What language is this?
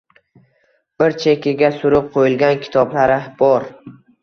Uzbek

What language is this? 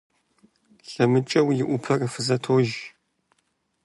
Kabardian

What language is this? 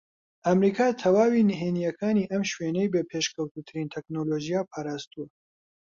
Central Kurdish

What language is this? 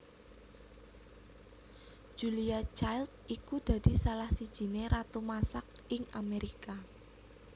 Javanese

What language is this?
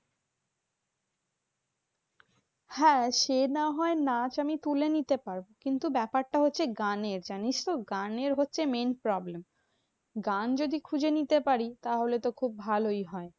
Bangla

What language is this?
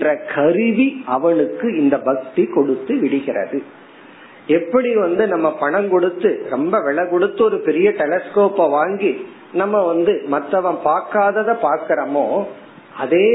Tamil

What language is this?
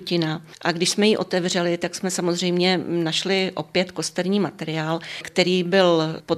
Czech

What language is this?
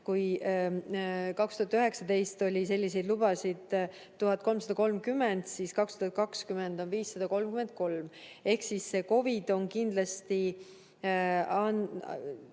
Estonian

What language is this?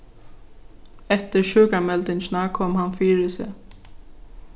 Faroese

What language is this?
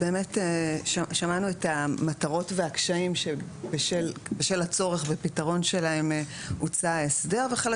Hebrew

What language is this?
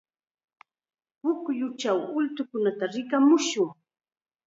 Chiquián Ancash Quechua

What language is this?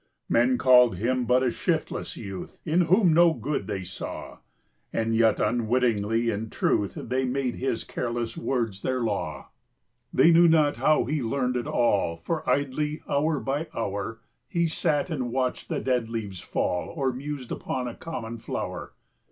English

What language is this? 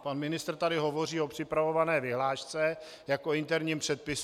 Czech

